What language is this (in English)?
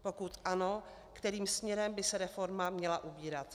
Czech